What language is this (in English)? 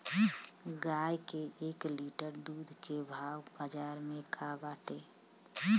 Bhojpuri